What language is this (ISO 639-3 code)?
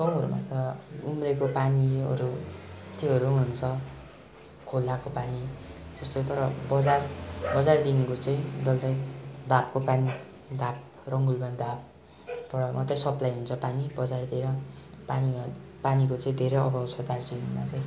nep